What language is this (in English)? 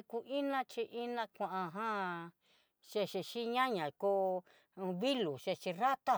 Southeastern Nochixtlán Mixtec